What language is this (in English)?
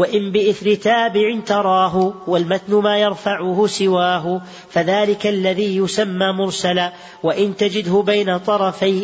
Arabic